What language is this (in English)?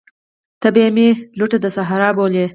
Pashto